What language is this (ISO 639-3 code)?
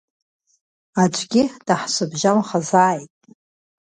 abk